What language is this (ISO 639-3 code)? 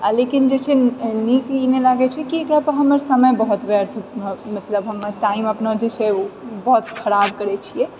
mai